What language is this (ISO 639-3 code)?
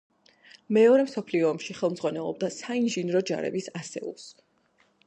kat